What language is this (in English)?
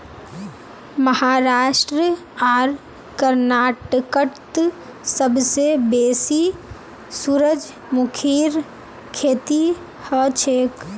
Magahi